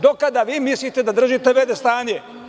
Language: Serbian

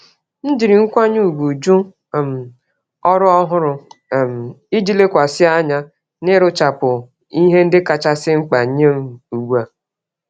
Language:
Igbo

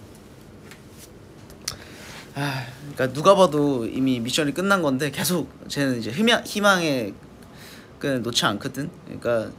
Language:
Korean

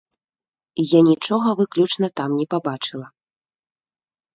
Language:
Belarusian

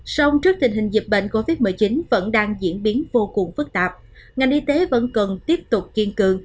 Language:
Vietnamese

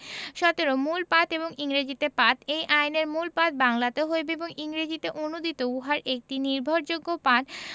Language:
Bangla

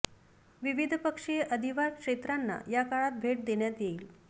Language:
Marathi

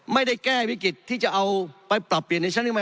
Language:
Thai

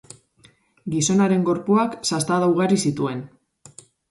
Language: Basque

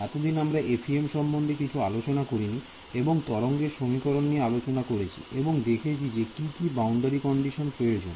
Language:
Bangla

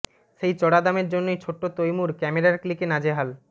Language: Bangla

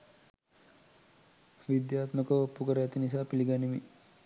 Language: Sinhala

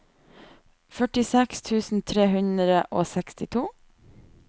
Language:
Norwegian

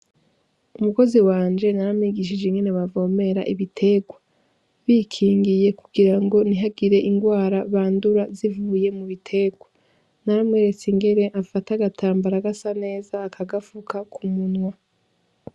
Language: Rundi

